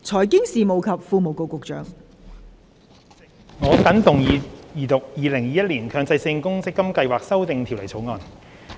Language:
Cantonese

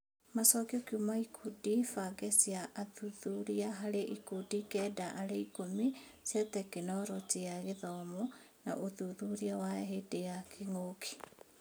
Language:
Kikuyu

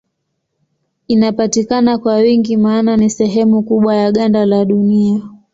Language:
Swahili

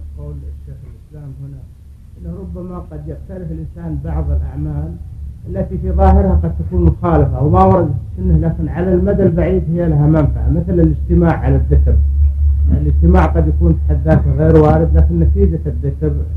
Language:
Arabic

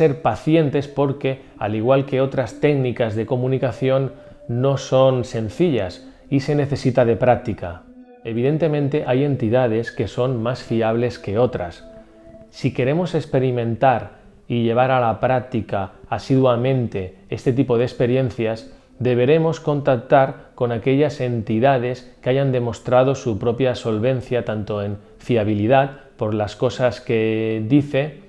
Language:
Spanish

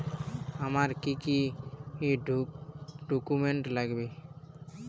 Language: Bangla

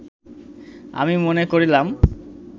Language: Bangla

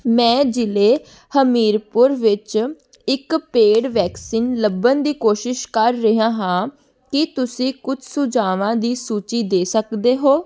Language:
Punjabi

